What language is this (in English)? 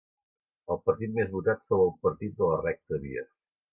Catalan